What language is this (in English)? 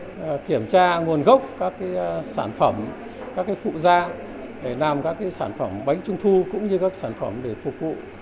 Vietnamese